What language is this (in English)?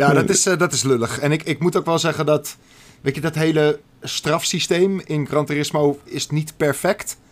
Dutch